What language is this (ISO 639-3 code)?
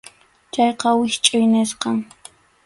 qxu